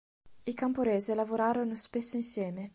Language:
Italian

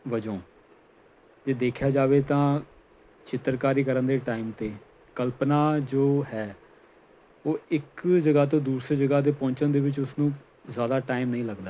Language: Punjabi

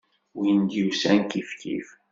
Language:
Kabyle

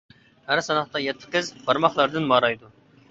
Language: Uyghur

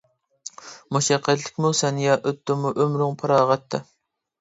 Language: Uyghur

